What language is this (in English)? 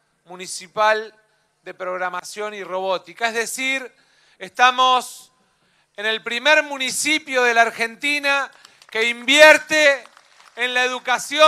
Spanish